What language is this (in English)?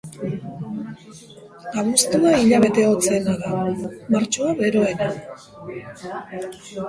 Basque